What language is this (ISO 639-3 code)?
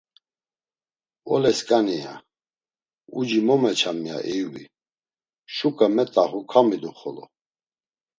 lzz